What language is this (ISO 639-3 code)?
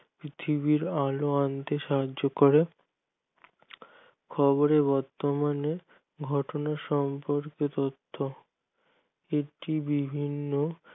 ben